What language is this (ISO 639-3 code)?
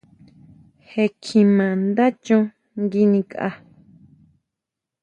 mau